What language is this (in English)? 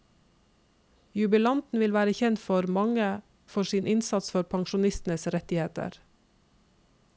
Norwegian